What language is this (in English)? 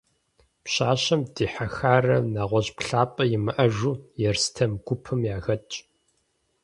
Kabardian